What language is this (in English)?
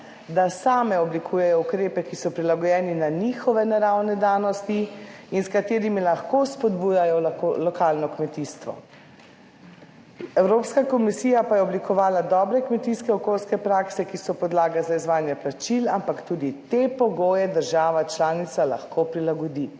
Slovenian